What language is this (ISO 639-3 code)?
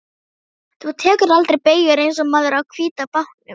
isl